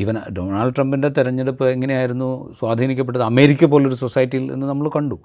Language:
Malayalam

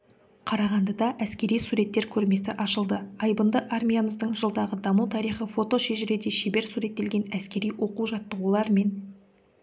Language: Kazakh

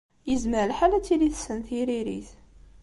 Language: Kabyle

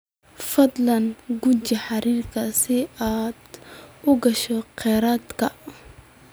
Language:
Somali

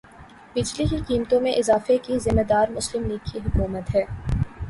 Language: Urdu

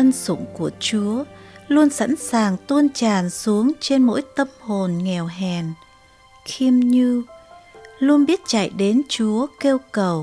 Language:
Vietnamese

